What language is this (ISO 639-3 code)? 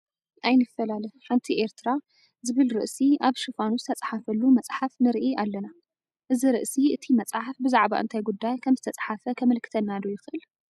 tir